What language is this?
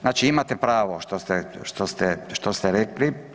Croatian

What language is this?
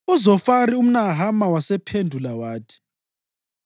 North Ndebele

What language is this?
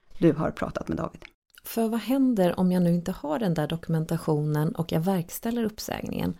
Swedish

